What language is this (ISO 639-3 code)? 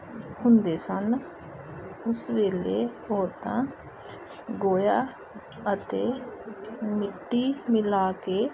pan